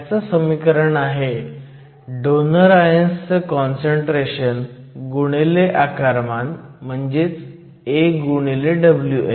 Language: Marathi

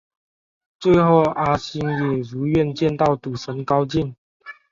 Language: Chinese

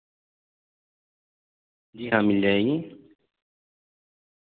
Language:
Urdu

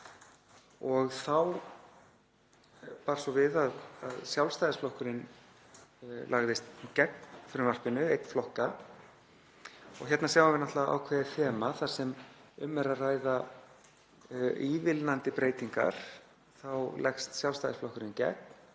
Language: Icelandic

